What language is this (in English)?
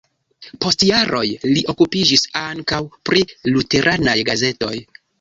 Esperanto